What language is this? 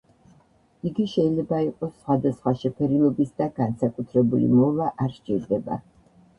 Georgian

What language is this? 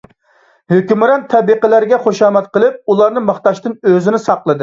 Uyghur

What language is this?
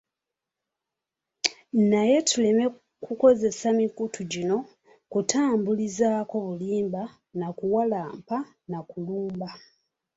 Ganda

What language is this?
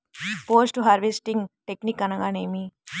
Telugu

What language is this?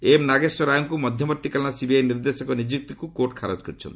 Odia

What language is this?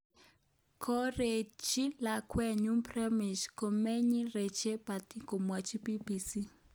Kalenjin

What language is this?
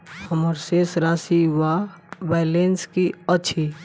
Maithili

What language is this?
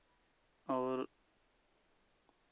Hindi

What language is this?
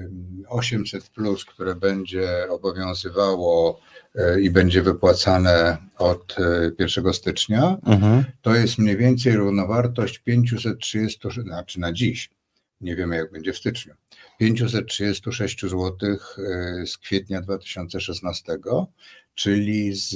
Polish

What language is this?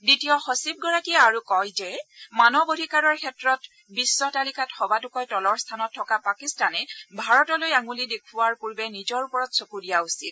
Assamese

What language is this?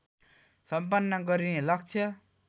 Nepali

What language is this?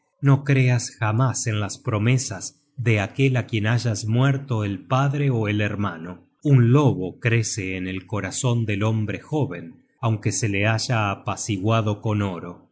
Spanish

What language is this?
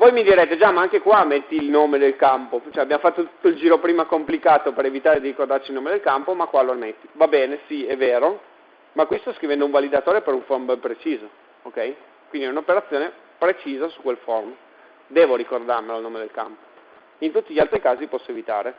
Italian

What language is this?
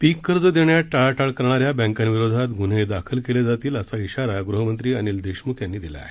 Marathi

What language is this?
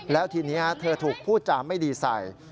Thai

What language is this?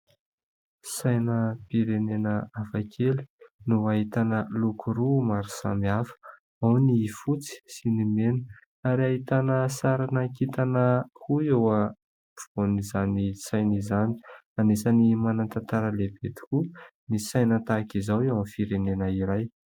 Malagasy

